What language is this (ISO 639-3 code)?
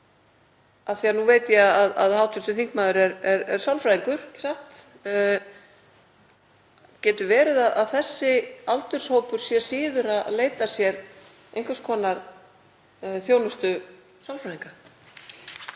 isl